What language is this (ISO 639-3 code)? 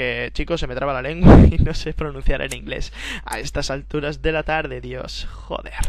spa